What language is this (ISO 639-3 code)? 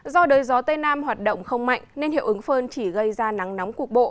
vie